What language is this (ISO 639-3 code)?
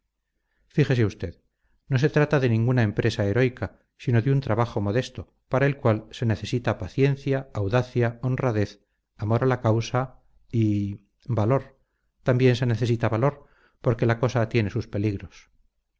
spa